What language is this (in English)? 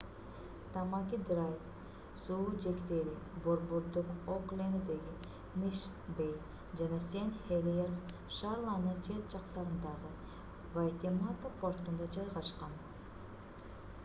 Kyrgyz